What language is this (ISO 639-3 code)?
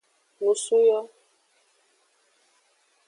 ajg